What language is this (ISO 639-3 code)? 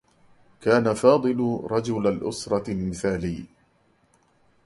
ara